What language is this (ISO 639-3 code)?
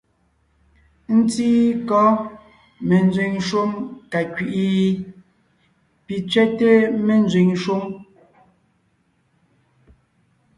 nnh